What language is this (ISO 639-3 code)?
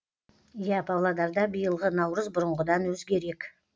kaz